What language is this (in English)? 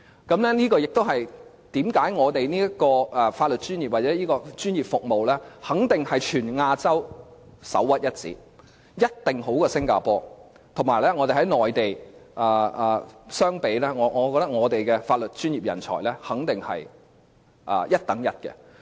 Cantonese